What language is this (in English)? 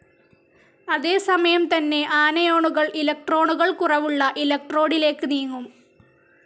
Malayalam